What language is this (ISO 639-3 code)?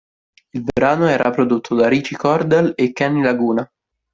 ita